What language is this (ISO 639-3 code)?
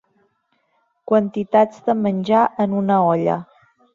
cat